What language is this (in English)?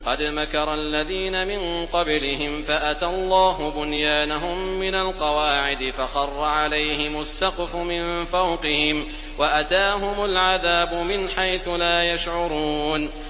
Arabic